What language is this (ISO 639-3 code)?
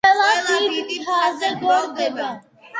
kat